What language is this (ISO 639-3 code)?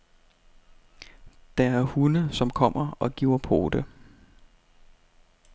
dan